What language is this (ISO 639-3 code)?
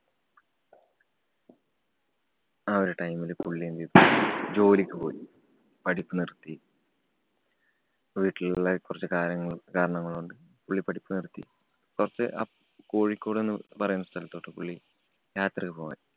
mal